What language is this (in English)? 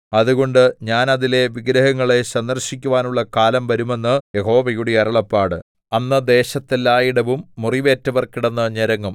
Malayalam